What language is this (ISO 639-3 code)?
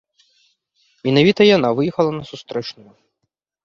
bel